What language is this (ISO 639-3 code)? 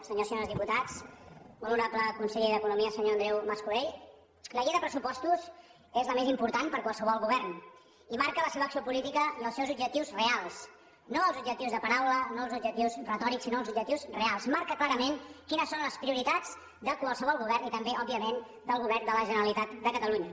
cat